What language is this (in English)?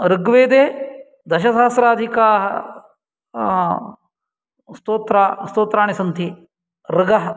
Sanskrit